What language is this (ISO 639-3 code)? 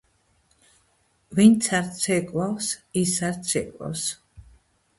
kat